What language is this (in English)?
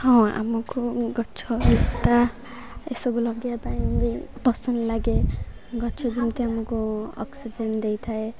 Odia